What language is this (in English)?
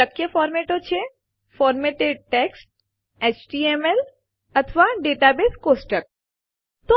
Gujarati